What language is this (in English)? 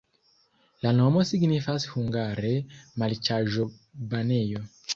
Esperanto